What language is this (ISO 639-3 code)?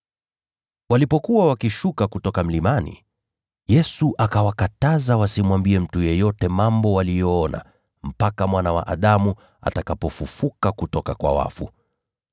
swa